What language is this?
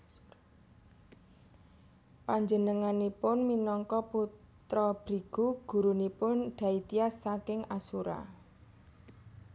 Javanese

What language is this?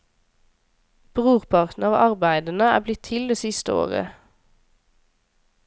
Norwegian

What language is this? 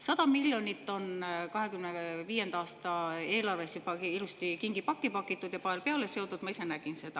Estonian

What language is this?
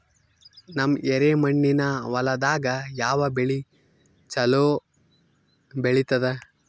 Kannada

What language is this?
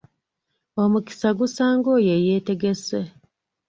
Ganda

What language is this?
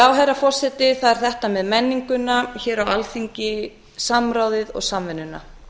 Icelandic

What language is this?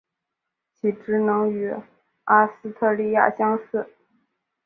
Chinese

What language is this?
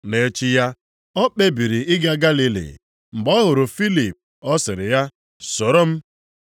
Igbo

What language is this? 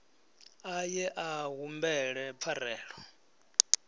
Venda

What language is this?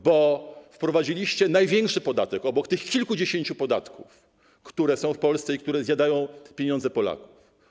Polish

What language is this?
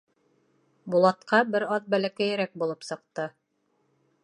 Bashkir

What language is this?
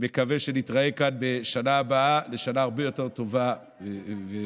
Hebrew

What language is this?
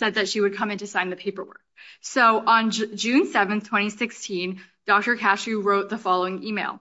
English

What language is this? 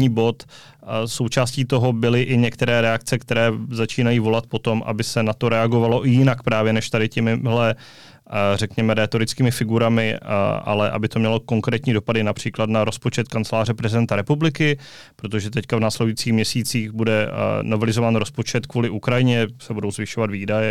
Czech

